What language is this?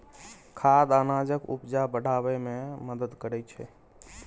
Maithili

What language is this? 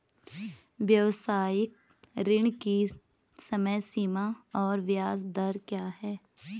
Hindi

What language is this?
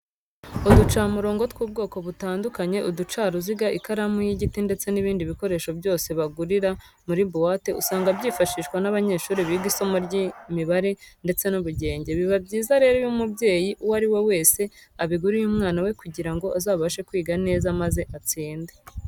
Kinyarwanda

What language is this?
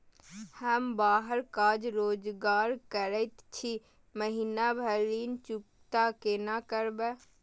Maithili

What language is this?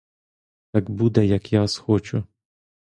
Ukrainian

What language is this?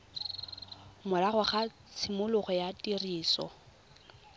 Tswana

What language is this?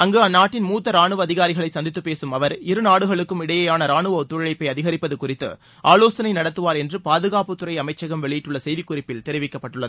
Tamil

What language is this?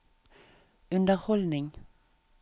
Norwegian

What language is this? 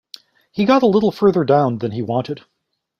English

